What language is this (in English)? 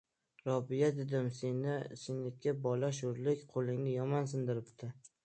Uzbek